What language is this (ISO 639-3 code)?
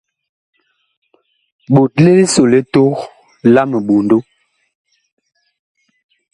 bkh